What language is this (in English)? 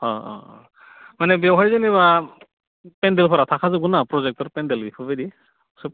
Bodo